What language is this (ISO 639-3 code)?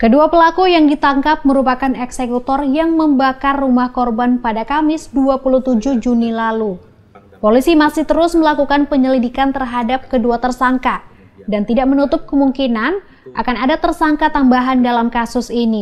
ind